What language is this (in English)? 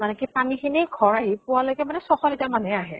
Assamese